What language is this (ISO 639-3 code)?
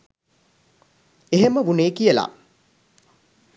sin